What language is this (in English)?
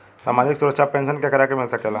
Bhojpuri